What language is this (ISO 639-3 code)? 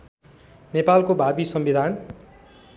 nep